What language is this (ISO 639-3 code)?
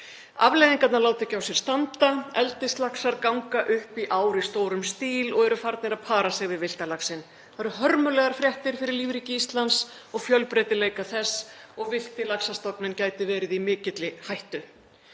isl